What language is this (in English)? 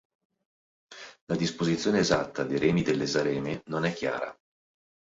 Italian